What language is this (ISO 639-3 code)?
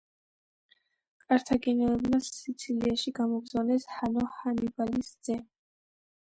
kat